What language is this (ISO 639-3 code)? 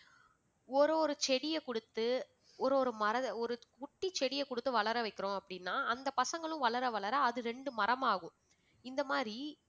tam